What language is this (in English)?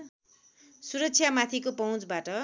Nepali